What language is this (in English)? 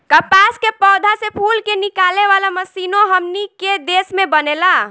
Bhojpuri